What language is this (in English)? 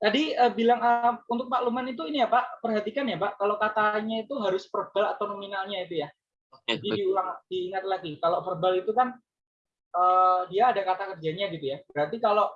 Indonesian